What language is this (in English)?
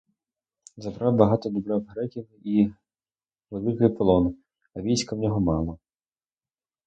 Ukrainian